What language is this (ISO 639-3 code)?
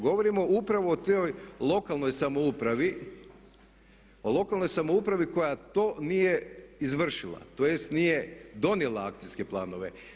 hrv